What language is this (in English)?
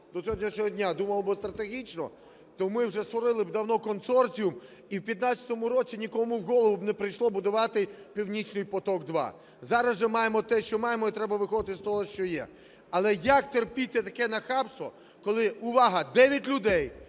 Ukrainian